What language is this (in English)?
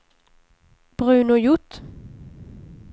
Swedish